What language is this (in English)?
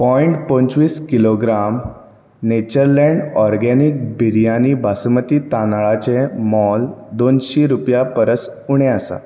Konkani